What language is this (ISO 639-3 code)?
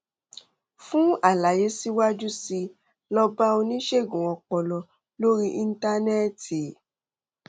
yor